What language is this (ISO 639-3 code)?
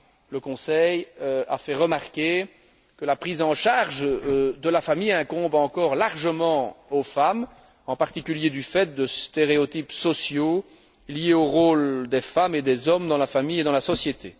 fra